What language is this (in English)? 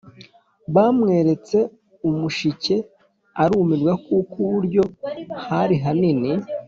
Kinyarwanda